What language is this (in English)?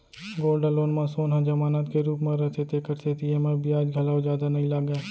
Chhattisgarhi